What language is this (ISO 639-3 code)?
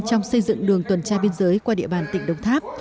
vie